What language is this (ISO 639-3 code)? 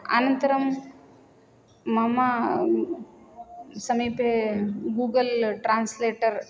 san